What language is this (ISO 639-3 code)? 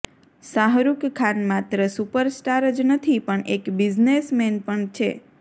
guj